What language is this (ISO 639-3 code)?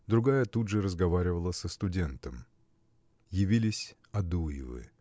rus